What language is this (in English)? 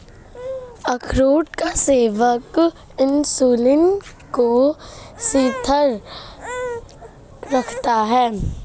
Hindi